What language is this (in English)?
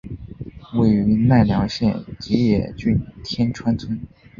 Chinese